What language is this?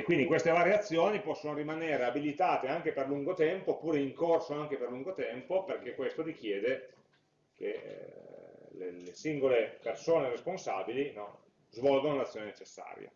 Italian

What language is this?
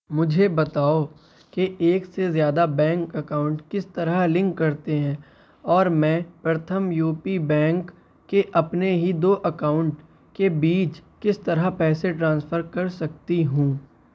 Urdu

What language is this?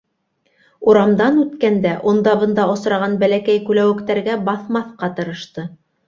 Bashkir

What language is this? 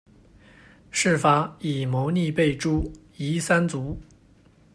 Chinese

